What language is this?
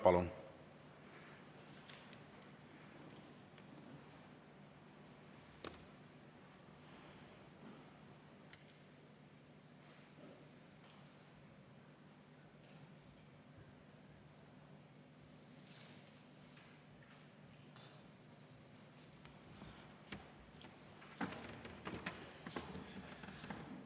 Estonian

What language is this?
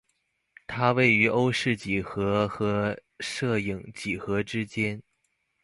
Chinese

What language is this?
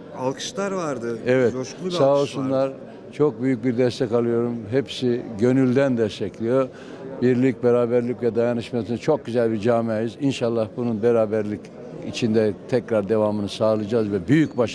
Turkish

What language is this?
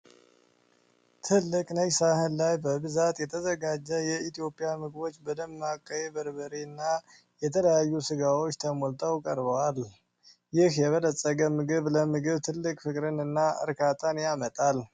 Amharic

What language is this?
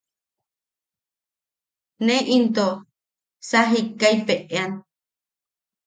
Yaqui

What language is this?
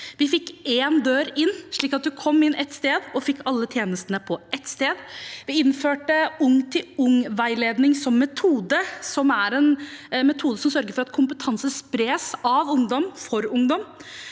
Norwegian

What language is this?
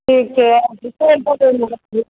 Maithili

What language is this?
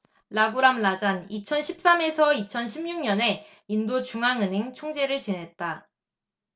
Korean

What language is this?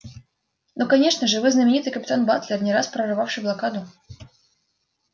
Russian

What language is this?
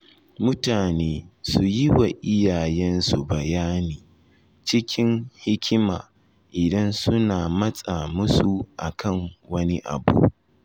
Hausa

